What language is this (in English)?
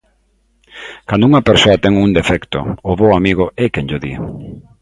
Galician